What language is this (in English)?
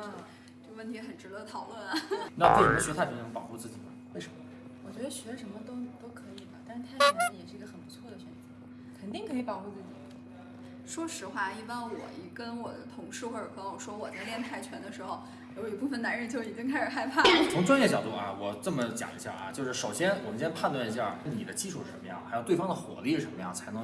Chinese